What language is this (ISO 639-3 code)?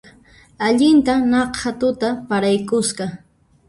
qxp